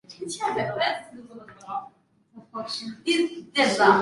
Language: Chinese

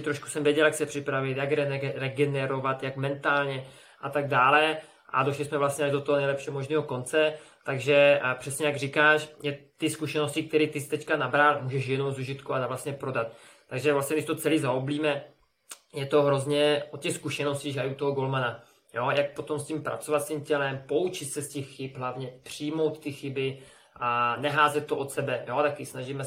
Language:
Czech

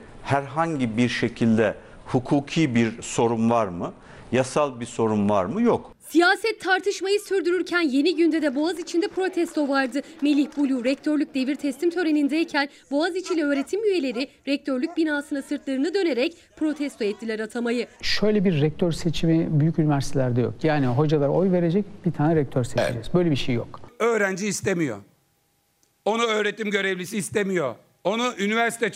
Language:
Turkish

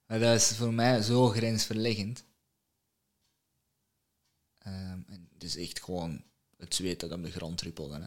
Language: Dutch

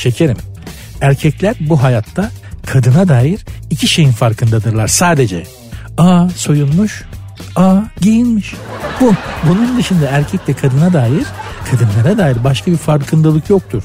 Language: Turkish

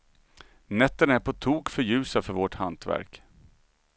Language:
Swedish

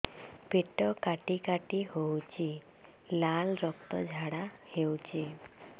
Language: Odia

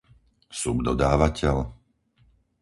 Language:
Slovak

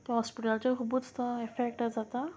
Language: Konkani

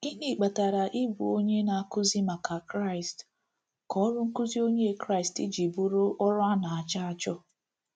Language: Igbo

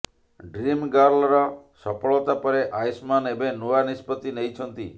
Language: Odia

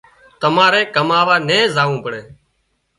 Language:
Wadiyara Koli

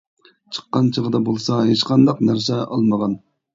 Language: Uyghur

